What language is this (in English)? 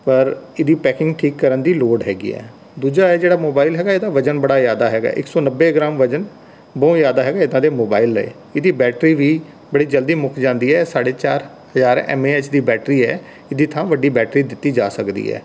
Punjabi